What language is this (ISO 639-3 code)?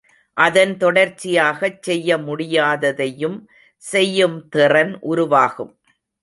tam